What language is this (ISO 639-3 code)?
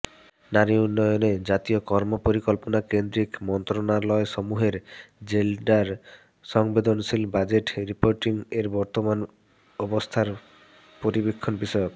ben